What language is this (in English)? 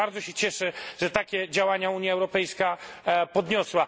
Polish